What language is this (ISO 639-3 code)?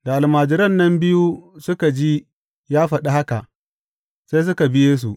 hau